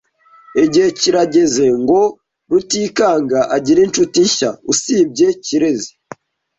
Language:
Kinyarwanda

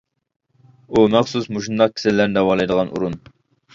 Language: Uyghur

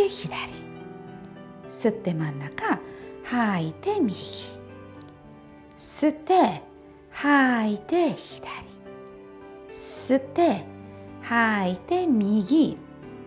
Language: Japanese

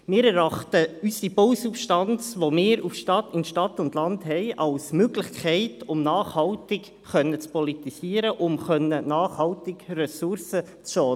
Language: Swiss German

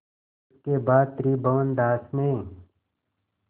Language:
Hindi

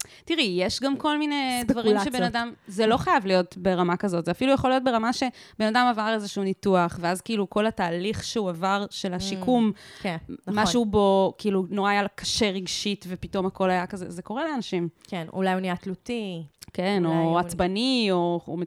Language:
Hebrew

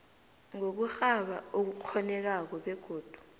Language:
South Ndebele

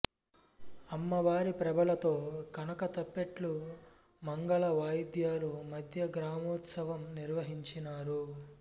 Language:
Telugu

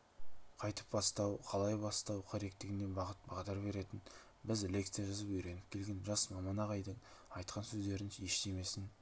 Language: Kazakh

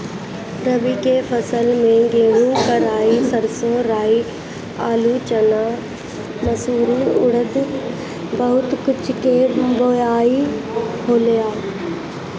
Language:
Bhojpuri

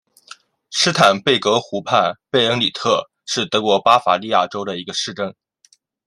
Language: Chinese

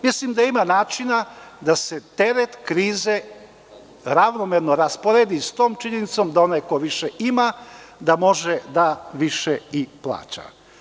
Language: Serbian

